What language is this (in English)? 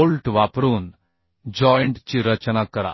Marathi